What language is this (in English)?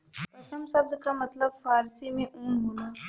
Bhojpuri